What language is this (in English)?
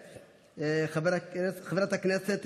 Hebrew